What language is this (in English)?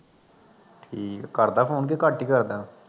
Punjabi